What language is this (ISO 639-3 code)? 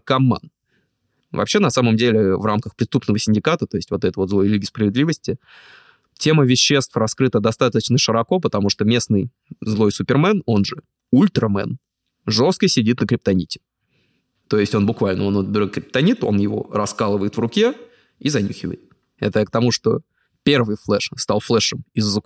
rus